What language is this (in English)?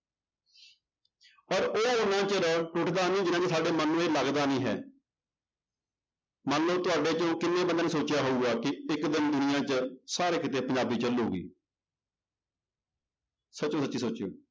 Punjabi